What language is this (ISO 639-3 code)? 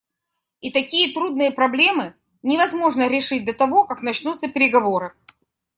rus